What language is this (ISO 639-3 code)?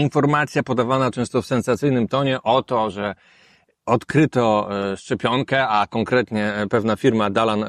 pol